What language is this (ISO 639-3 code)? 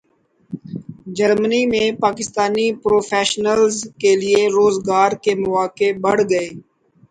urd